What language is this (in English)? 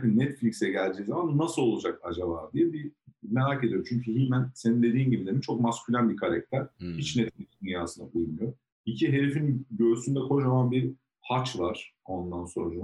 Turkish